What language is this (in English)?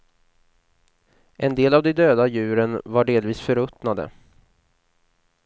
Swedish